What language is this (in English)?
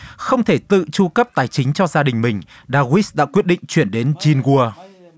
Vietnamese